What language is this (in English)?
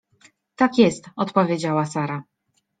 Polish